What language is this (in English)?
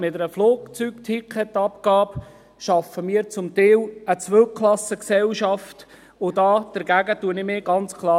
Swiss German